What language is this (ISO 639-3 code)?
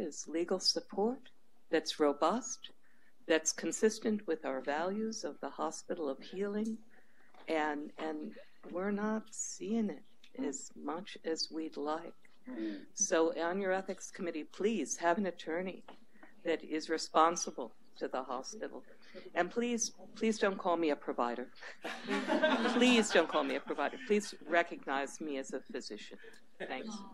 eng